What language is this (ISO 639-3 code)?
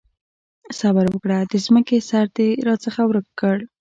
pus